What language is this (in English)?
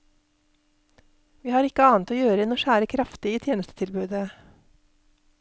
Norwegian